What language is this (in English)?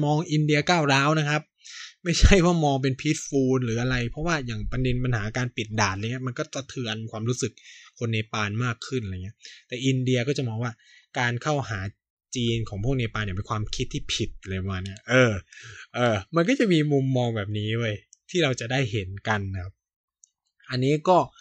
Thai